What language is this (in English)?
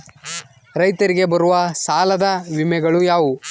Kannada